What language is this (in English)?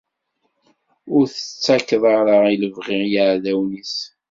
Kabyle